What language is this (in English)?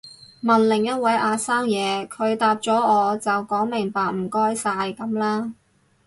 Cantonese